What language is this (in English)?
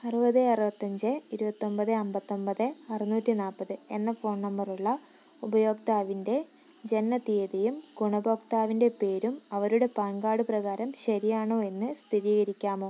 Malayalam